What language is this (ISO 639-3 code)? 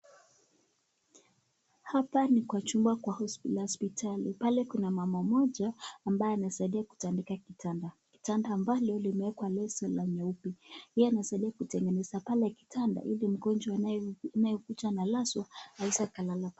swa